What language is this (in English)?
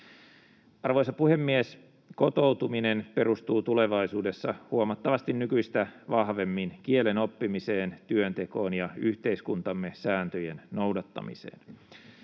Finnish